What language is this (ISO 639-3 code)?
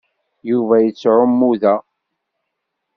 kab